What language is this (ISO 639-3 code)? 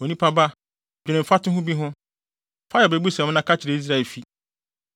aka